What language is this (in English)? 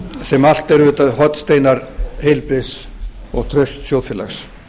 Icelandic